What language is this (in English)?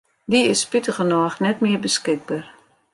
Western Frisian